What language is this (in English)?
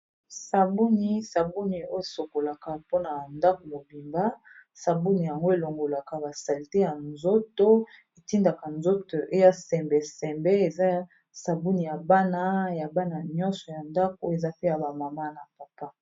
Lingala